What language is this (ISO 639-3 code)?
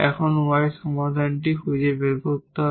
ben